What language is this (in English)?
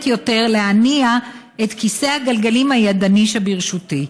Hebrew